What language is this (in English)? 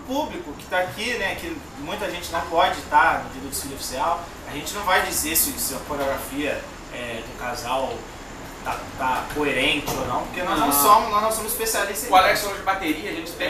Portuguese